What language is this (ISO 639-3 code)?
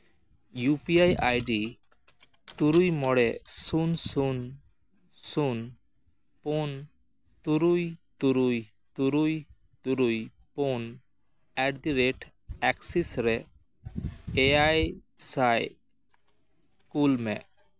sat